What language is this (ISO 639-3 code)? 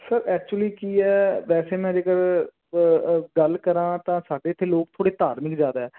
pan